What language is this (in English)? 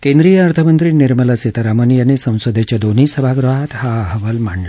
Marathi